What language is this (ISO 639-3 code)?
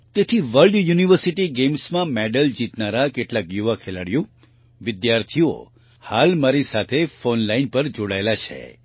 guj